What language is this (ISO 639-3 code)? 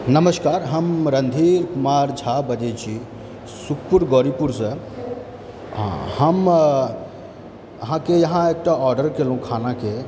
mai